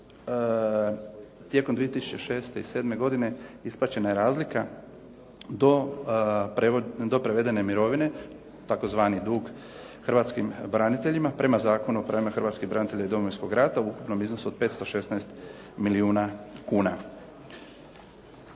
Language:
Croatian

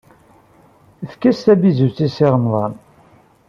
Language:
Kabyle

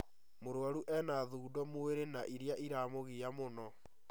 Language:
Kikuyu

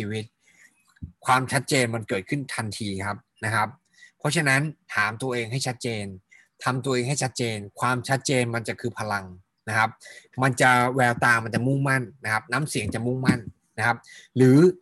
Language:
Thai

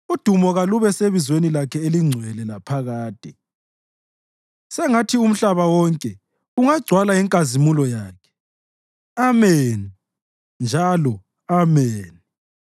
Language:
North Ndebele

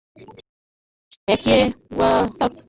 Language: Bangla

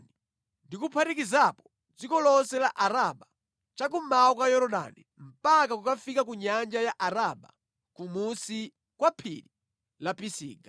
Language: Nyanja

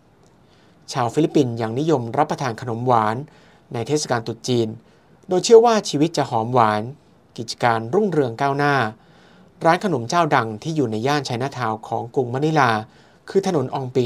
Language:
Thai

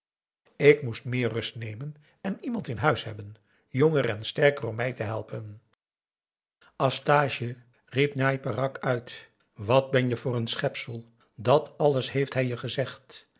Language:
Dutch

